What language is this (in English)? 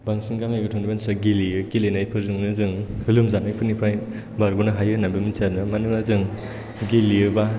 Bodo